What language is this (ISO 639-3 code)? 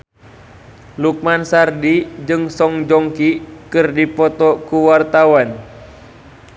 sun